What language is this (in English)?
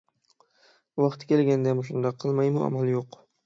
Uyghur